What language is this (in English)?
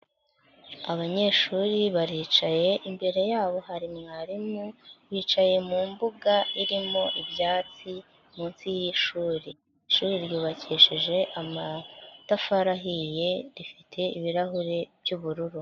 Kinyarwanda